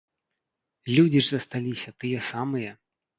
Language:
Belarusian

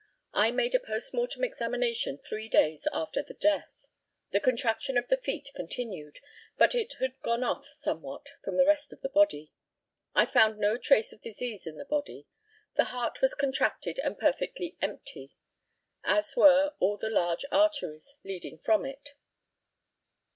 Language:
English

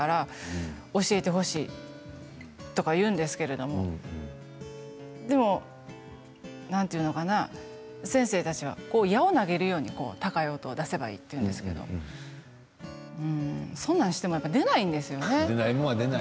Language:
Japanese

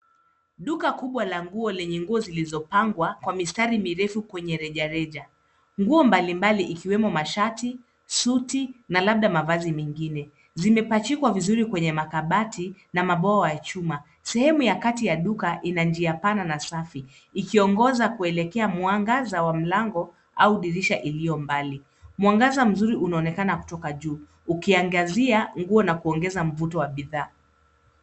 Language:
Swahili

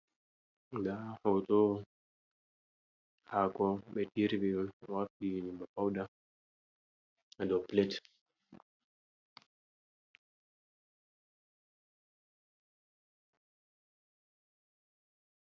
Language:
Fula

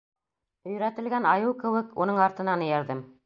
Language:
Bashkir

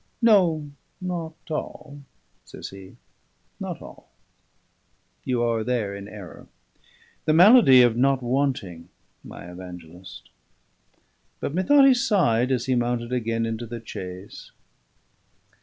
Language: English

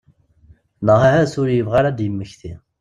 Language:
Kabyle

